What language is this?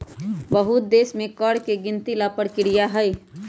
Magahi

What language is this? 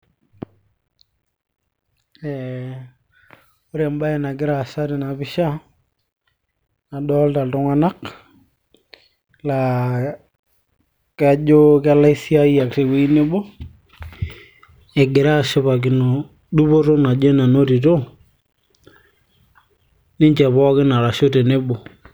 Masai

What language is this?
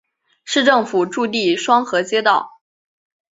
Chinese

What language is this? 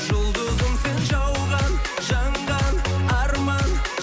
Kazakh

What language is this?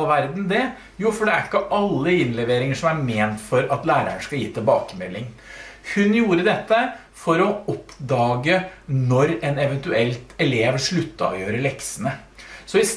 Norwegian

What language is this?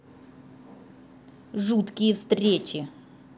Russian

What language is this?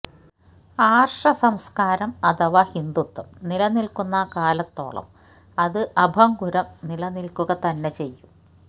Malayalam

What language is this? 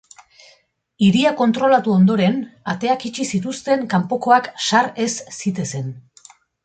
Basque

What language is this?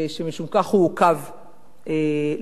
Hebrew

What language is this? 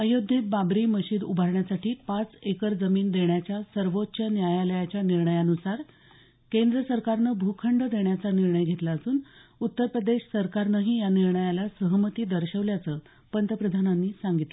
Marathi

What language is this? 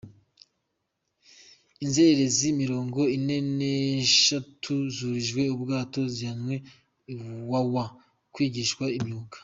Kinyarwanda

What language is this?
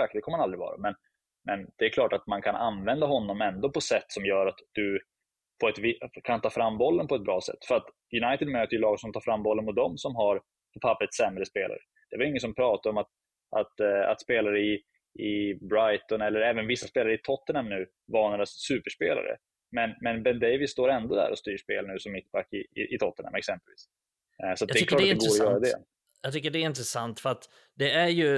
Swedish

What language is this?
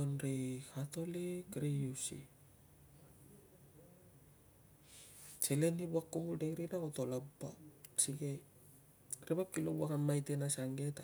Tungag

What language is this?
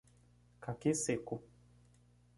Portuguese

